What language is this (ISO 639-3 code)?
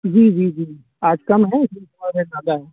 urd